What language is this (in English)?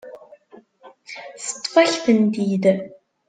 Kabyle